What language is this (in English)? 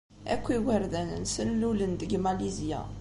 Kabyle